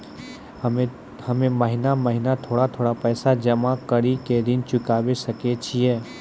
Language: Maithili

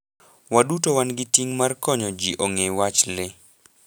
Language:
Luo (Kenya and Tanzania)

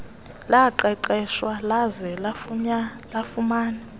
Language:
Xhosa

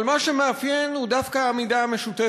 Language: Hebrew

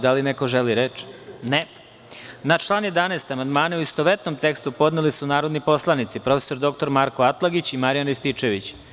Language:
Serbian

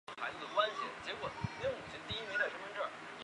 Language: Chinese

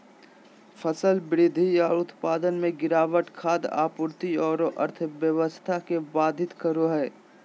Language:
Magahi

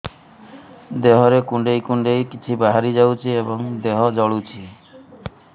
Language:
Odia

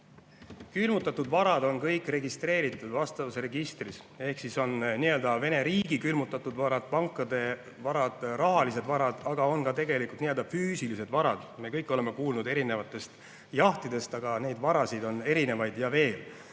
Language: Estonian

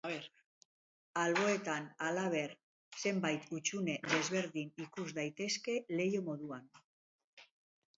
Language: Basque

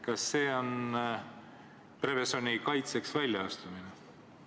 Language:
Estonian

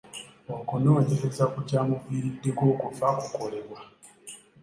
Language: Ganda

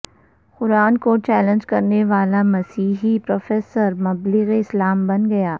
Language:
Urdu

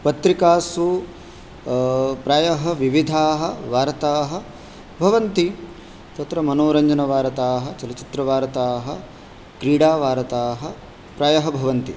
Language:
Sanskrit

